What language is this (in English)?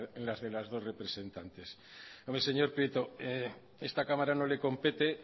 Spanish